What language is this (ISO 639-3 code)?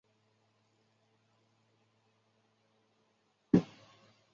zho